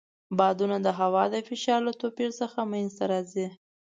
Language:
Pashto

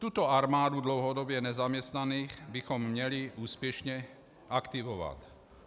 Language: Czech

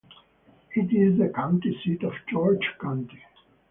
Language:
English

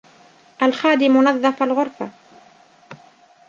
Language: Arabic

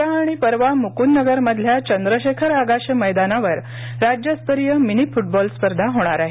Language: Marathi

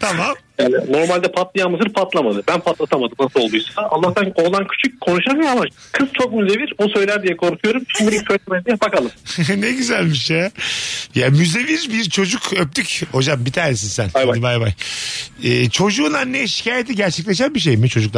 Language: Turkish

